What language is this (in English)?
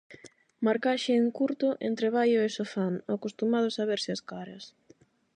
Galician